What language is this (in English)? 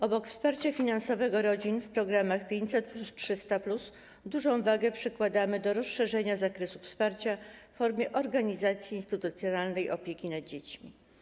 Polish